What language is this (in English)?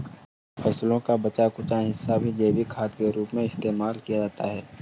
Hindi